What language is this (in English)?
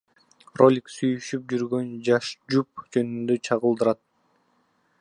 Kyrgyz